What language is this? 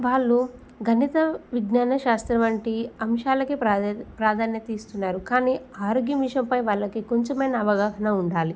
Telugu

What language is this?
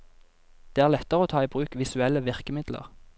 Norwegian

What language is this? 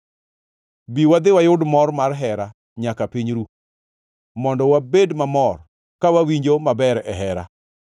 Luo (Kenya and Tanzania)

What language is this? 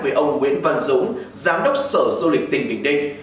Vietnamese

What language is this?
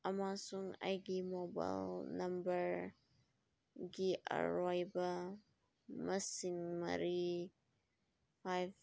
Manipuri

